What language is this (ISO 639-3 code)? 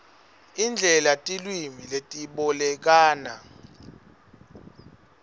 ssw